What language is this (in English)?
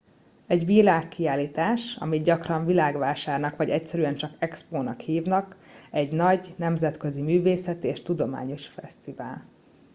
Hungarian